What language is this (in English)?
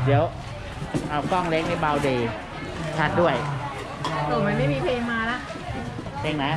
Thai